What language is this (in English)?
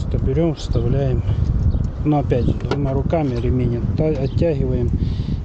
Russian